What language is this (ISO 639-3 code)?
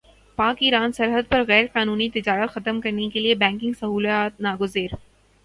urd